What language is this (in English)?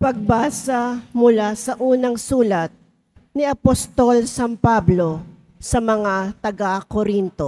Filipino